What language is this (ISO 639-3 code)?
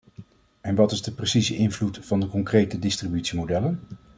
nld